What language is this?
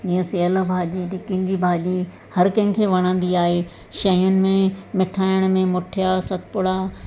Sindhi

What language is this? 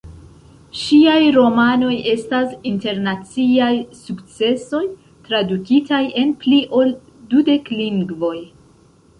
Esperanto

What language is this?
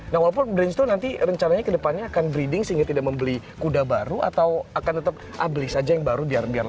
Indonesian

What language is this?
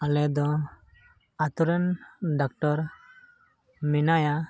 Santali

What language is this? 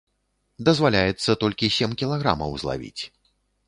Belarusian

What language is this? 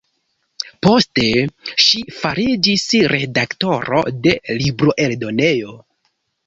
Esperanto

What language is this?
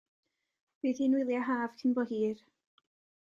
Welsh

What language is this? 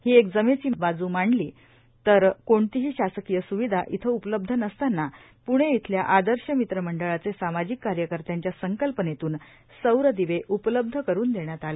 Marathi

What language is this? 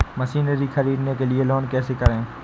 Hindi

